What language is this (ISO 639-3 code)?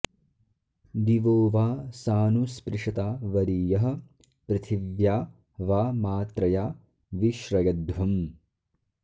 san